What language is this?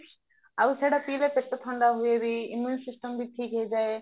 Odia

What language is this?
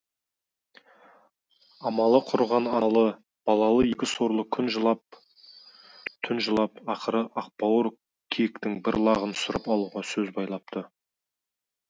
Kazakh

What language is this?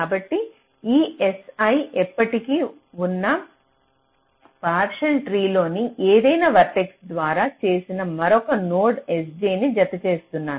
Telugu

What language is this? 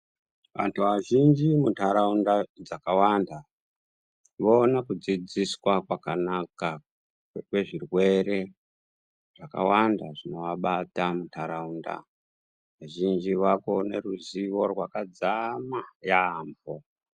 Ndau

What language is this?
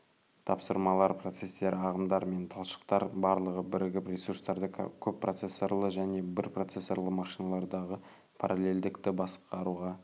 Kazakh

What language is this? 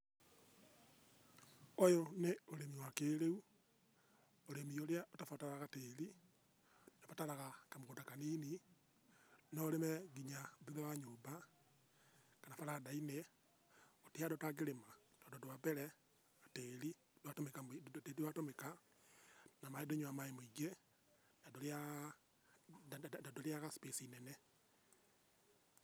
Kikuyu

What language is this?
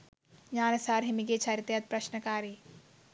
Sinhala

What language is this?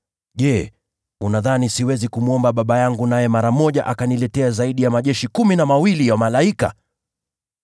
Swahili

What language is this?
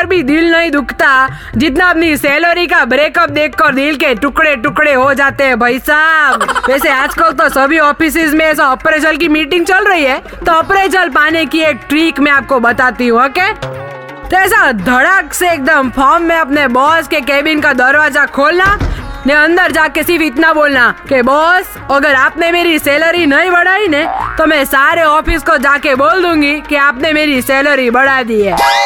Hindi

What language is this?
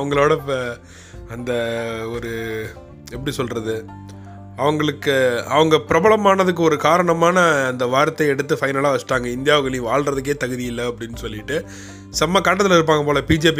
Tamil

